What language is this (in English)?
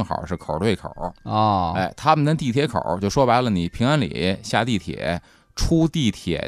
Chinese